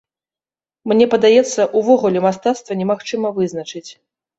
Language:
Belarusian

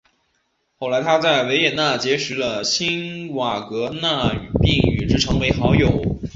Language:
Chinese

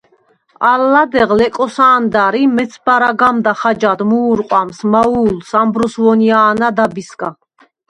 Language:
Svan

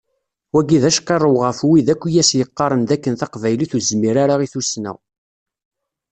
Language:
Kabyle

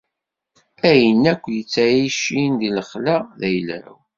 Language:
Kabyle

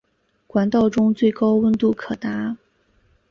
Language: Chinese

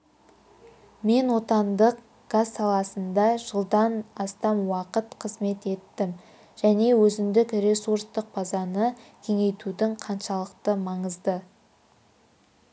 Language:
Kazakh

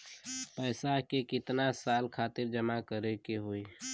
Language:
Bhojpuri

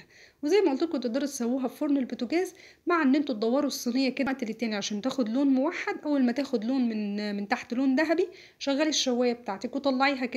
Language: Arabic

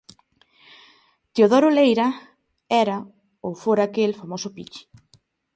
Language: Galician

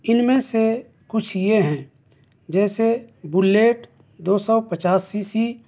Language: Urdu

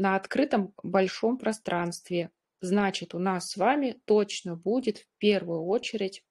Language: Russian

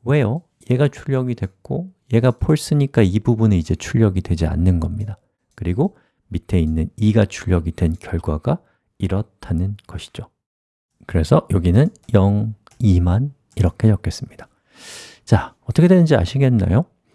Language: Korean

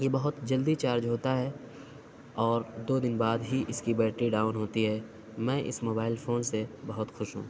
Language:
Urdu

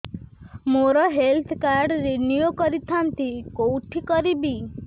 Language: Odia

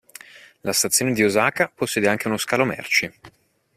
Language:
Italian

